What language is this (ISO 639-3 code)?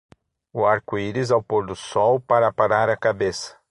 por